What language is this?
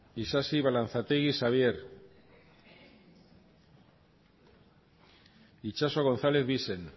Basque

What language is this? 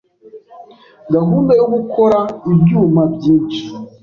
Kinyarwanda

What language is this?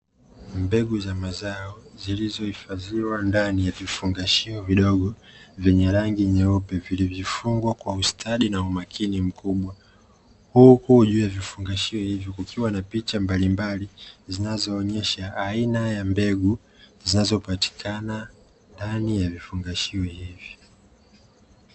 Swahili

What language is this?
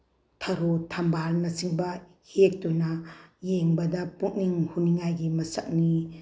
Manipuri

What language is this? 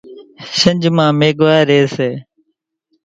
Kachi Koli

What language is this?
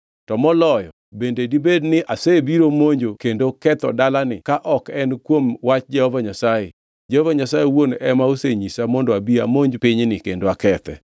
Luo (Kenya and Tanzania)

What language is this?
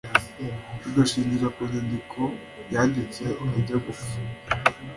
Kinyarwanda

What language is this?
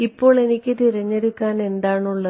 Malayalam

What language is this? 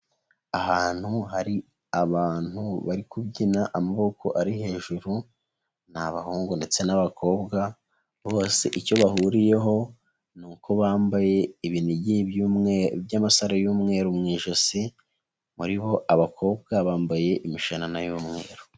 Kinyarwanda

